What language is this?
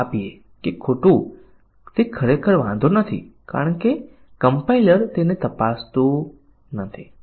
Gujarati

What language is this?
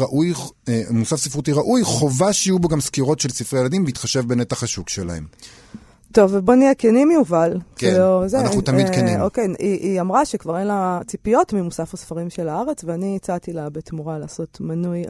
Hebrew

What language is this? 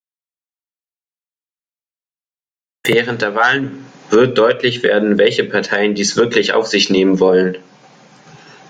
German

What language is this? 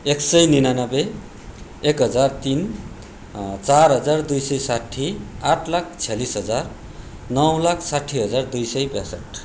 Nepali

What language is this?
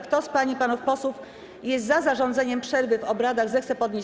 Polish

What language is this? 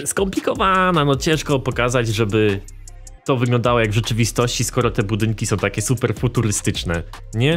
Polish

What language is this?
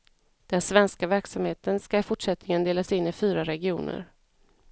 Swedish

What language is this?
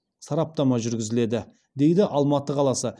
Kazakh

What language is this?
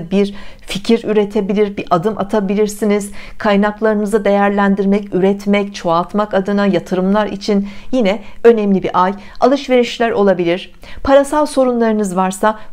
Turkish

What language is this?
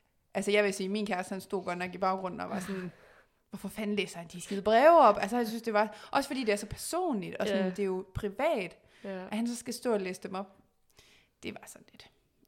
Danish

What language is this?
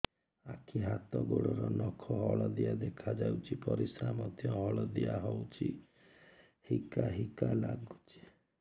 Odia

